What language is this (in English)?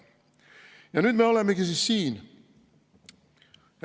Estonian